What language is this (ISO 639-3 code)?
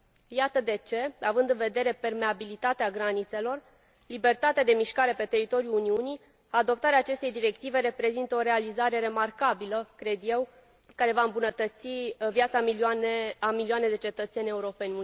ron